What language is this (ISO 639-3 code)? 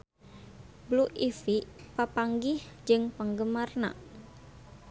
sun